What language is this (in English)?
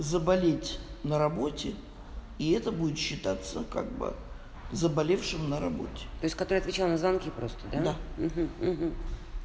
Russian